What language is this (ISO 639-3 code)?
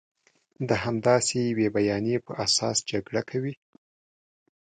pus